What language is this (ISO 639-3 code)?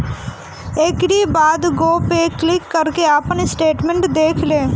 bho